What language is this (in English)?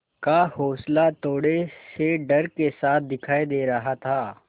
Hindi